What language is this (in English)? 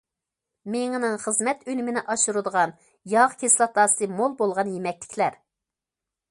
Uyghur